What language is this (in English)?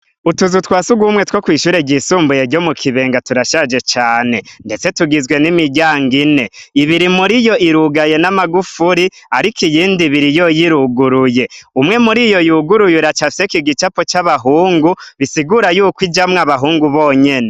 Rundi